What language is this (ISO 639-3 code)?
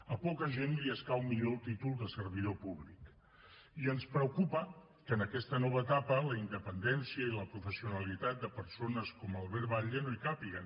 cat